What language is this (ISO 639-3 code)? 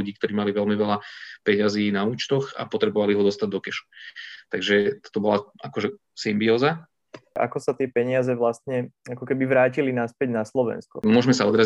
slk